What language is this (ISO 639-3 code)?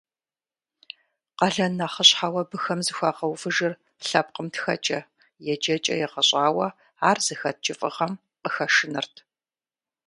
kbd